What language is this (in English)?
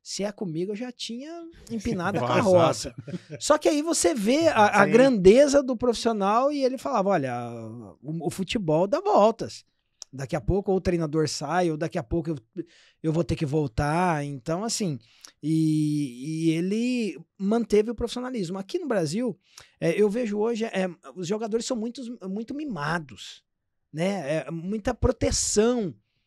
Portuguese